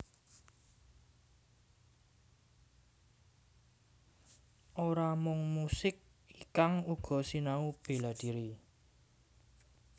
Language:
Javanese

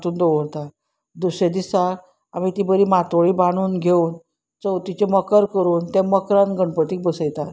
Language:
Konkani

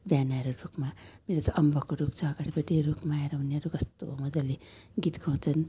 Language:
Nepali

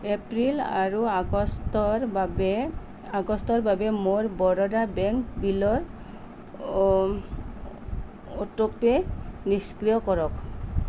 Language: Assamese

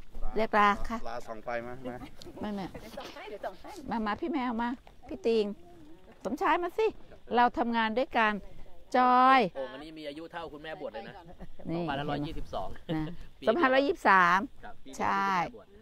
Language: Thai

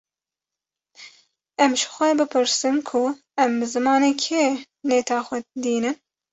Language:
Kurdish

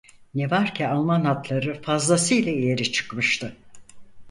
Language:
Turkish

